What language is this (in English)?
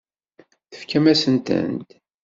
Kabyle